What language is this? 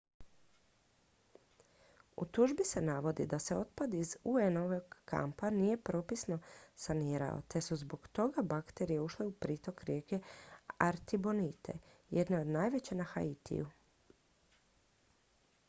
Croatian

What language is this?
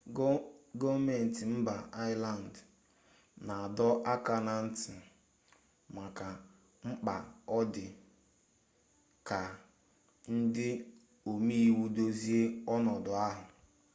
Igbo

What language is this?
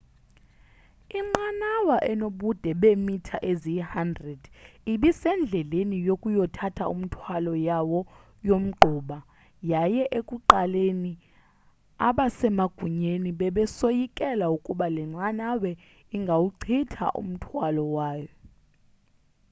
Xhosa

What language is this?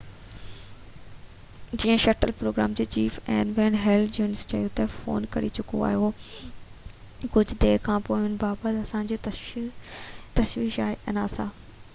Sindhi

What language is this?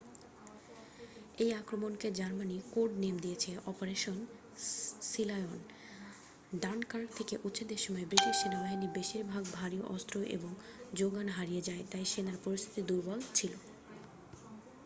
Bangla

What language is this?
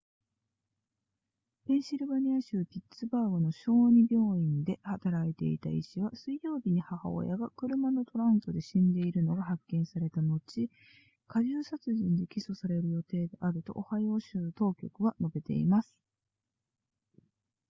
Japanese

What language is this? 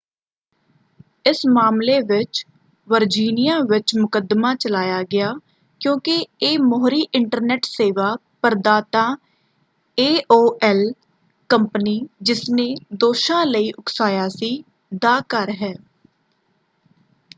Punjabi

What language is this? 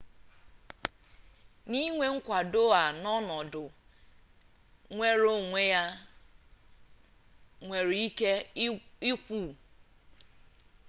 Igbo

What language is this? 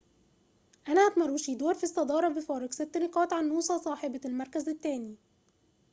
Arabic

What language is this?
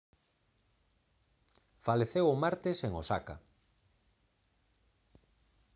Galician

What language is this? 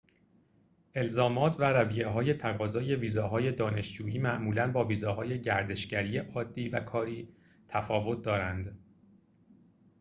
Persian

